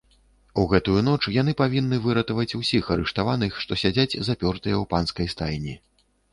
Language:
Belarusian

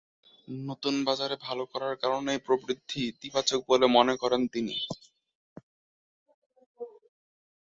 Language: Bangla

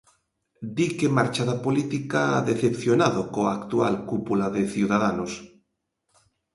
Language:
Galician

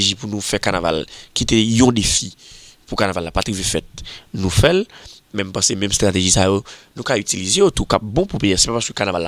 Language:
French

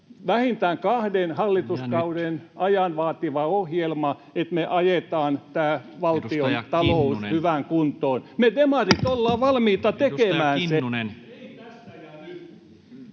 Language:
Finnish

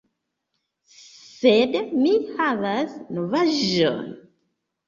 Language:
Esperanto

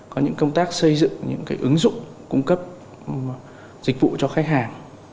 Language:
Vietnamese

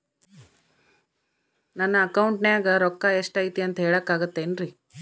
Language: Kannada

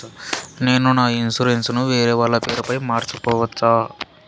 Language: Telugu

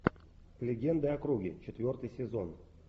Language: Russian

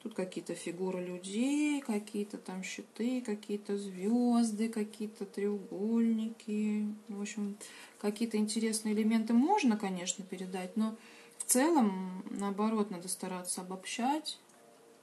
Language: Russian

